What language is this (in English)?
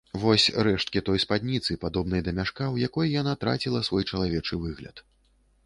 Belarusian